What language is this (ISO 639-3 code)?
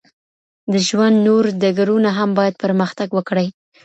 pus